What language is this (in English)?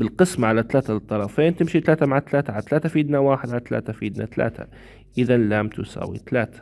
Arabic